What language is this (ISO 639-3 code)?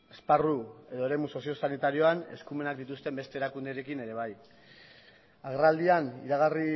eus